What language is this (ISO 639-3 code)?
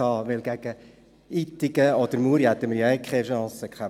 gsw